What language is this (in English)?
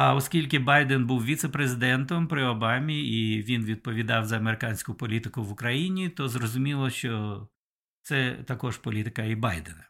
Ukrainian